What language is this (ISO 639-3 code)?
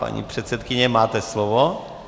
ces